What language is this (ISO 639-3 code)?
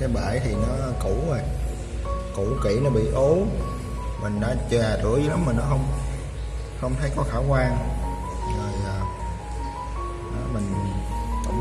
vie